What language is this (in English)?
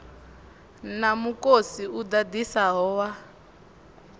Venda